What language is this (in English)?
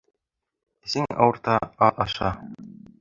Bashkir